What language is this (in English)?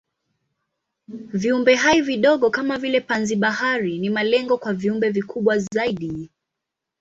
Swahili